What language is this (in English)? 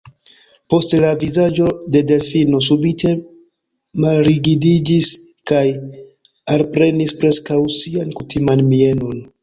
Esperanto